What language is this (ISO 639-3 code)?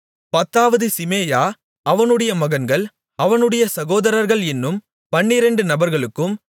tam